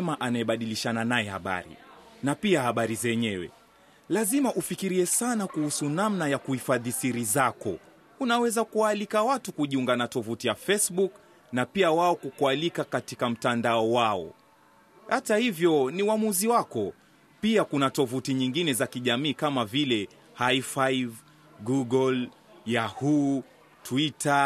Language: Swahili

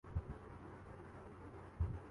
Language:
Urdu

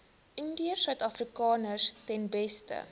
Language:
Afrikaans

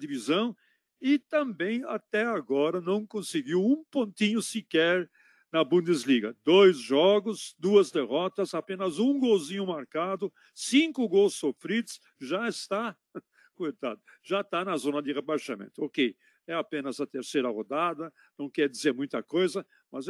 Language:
Portuguese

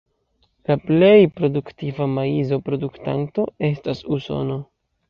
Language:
Esperanto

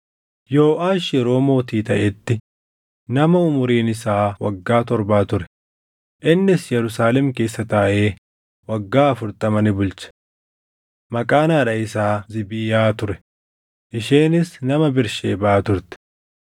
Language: Oromo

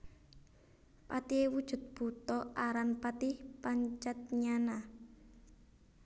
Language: Javanese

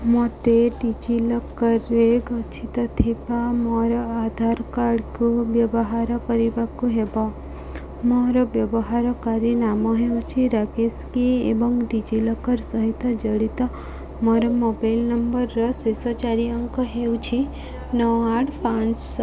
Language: Odia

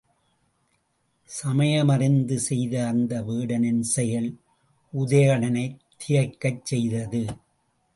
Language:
Tamil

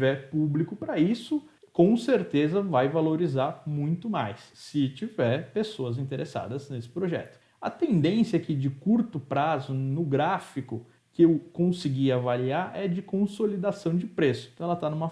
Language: Portuguese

